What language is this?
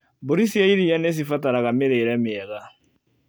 Kikuyu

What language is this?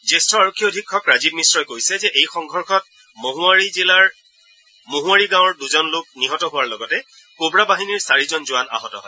Assamese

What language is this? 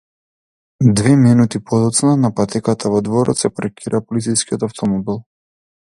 Macedonian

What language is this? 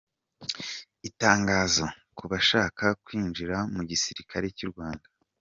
Kinyarwanda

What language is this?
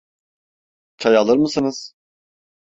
Turkish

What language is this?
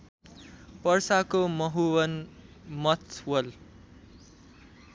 Nepali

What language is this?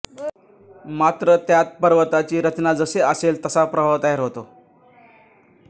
Marathi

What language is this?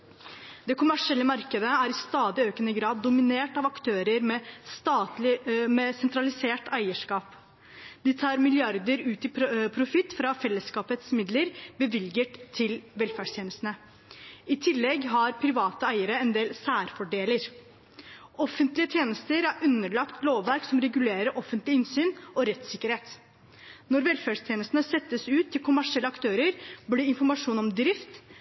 Norwegian Bokmål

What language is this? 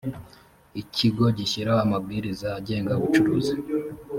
Kinyarwanda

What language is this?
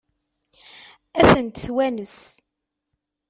Kabyle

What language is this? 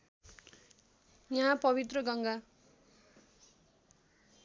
Nepali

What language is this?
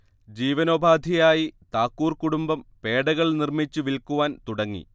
Malayalam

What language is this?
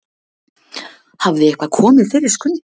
Icelandic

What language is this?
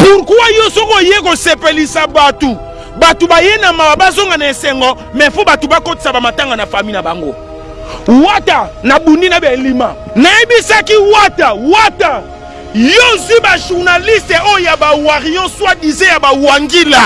French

